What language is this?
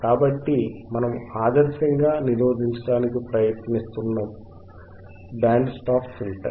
Telugu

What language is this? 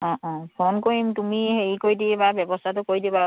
Assamese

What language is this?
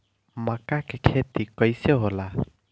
Bhojpuri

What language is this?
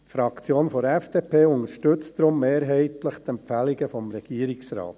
Swiss German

